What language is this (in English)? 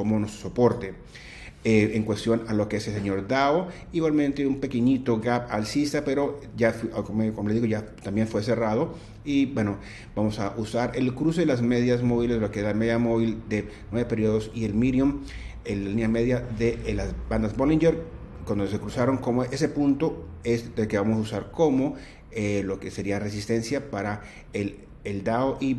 Spanish